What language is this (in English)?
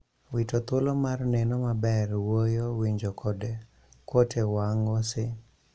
Luo (Kenya and Tanzania)